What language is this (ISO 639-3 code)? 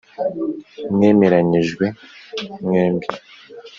kin